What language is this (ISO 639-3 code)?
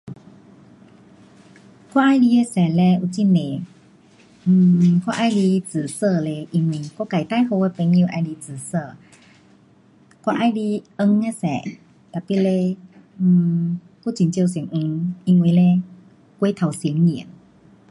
cpx